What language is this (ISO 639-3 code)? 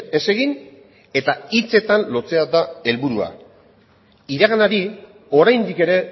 eus